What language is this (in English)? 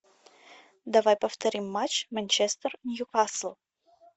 Russian